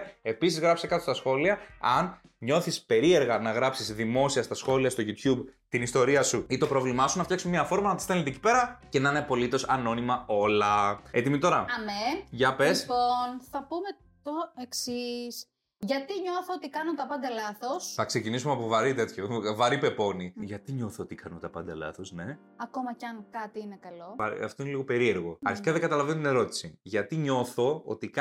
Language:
Greek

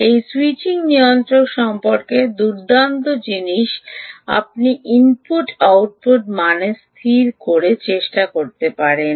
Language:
Bangla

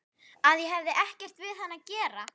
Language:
Icelandic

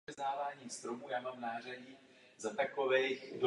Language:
Czech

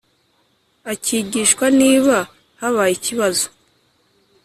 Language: Kinyarwanda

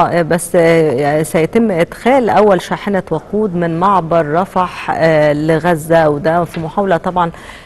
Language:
Arabic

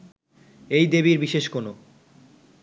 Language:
Bangla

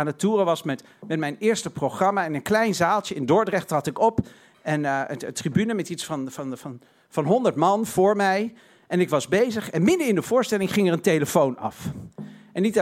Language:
Dutch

